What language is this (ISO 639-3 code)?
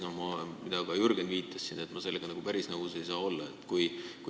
est